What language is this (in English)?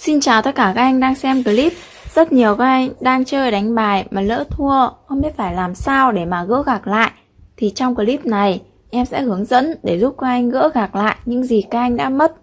Vietnamese